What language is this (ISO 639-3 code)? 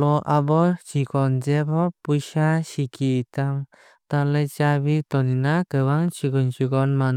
trp